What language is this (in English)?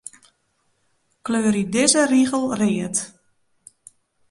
Western Frisian